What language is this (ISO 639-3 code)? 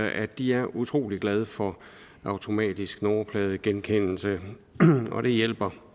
dan